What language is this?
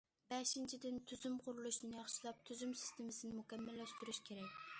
Uyghur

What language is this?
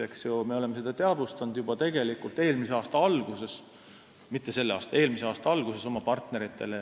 Estonian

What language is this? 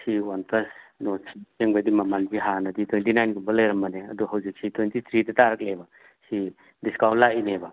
Manipuri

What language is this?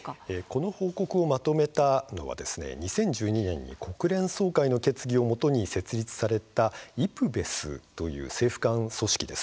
Japanese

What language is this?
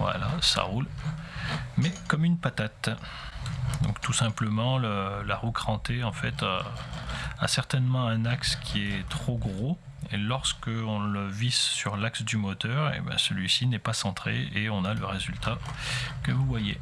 French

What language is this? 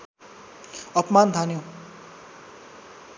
Nepali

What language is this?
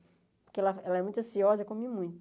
Portuguese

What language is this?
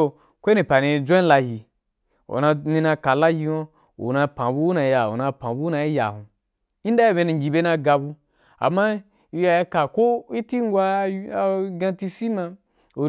Wapan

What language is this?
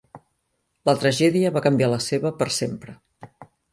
Catalan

